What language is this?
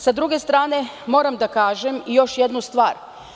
Serbian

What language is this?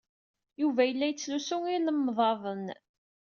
Kabyle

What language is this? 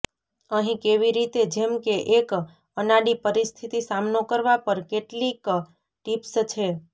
Gujarati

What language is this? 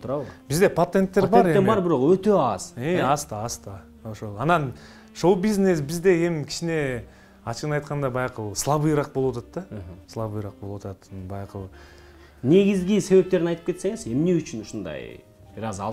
Turkish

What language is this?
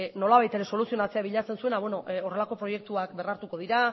Basque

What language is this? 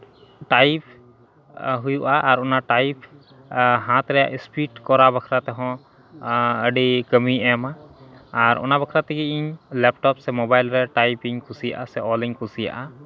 Santali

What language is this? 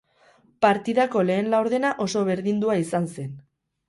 Basque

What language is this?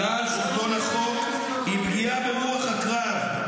Hebrew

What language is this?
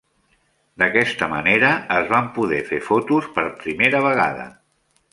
Catalan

